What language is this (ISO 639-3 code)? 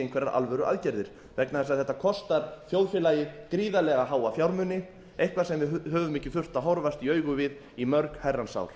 isl